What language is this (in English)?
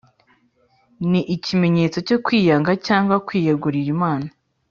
Kinyarwanda